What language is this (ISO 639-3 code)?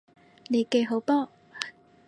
yue